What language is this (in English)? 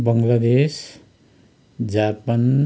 Nepali